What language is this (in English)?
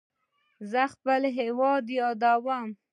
Pashto